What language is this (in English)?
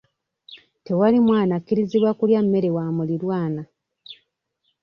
Ganda